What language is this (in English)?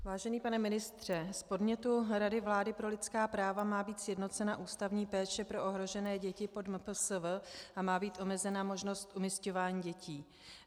Czech